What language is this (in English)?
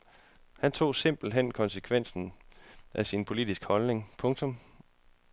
Danish